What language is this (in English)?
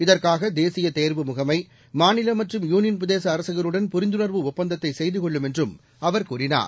Tamil